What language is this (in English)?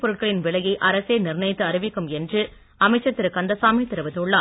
Tamil